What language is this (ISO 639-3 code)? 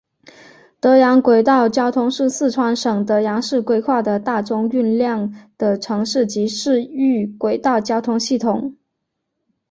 zho